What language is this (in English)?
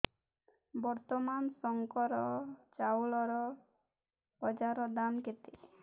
Odia